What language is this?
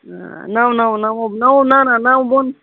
Kashmiri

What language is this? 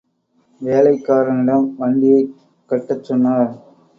Tamil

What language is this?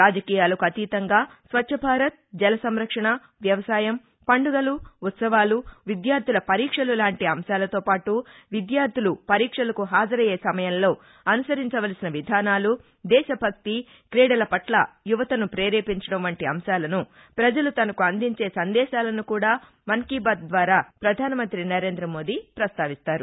Telugu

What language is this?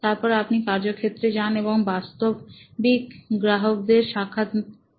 Bangla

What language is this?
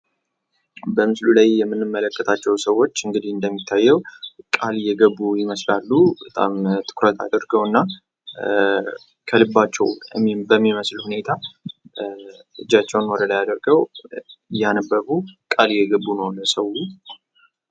Amharic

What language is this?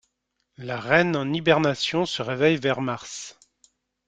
French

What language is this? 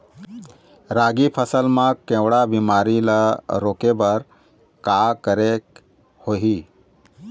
Chhattisgarhi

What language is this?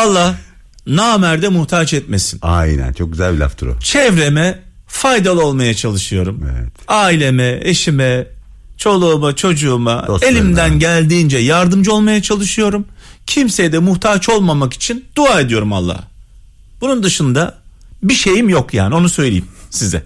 Turkish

